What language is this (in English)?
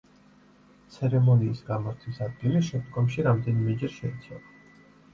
Georgian